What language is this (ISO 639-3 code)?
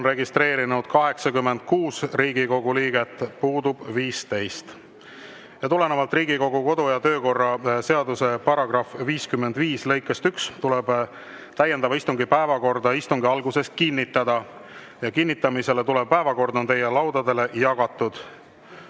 est